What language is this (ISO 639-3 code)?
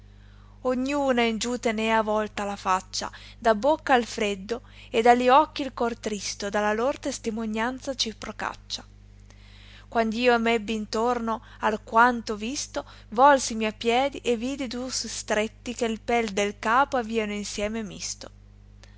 ita